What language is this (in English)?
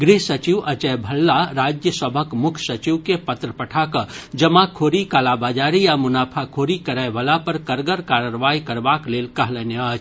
Maithili